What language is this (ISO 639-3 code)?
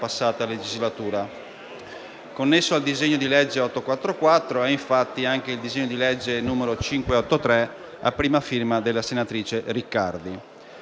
ita